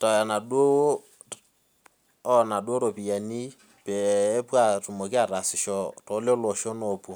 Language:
Masai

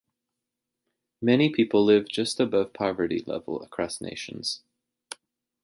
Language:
English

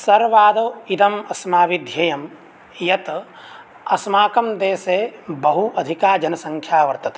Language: Sanskrit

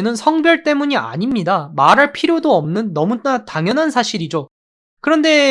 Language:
Korean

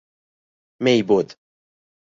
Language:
Persian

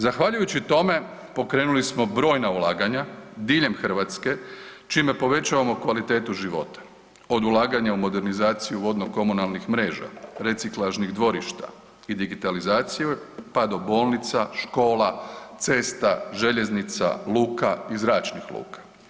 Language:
Croatian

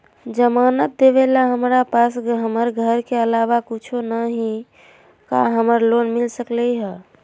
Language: Magahi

